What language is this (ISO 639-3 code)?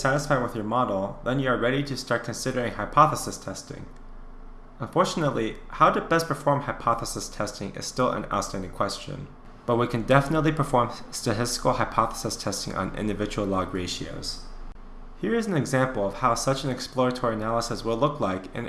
eng